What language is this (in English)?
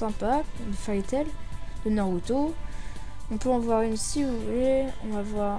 French